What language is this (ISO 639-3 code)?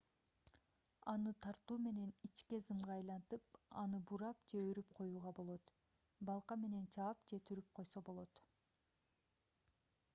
kir